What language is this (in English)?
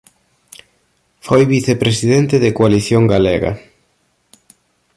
Galician